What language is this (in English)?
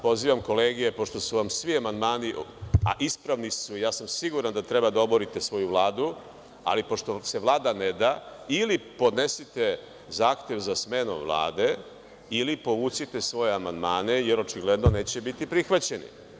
Serbian